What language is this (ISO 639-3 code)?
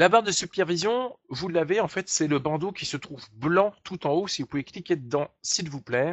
fra